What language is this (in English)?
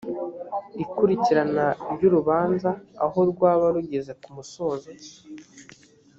Kinyarwanda